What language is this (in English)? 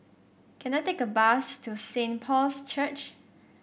English